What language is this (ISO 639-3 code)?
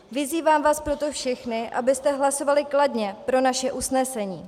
ces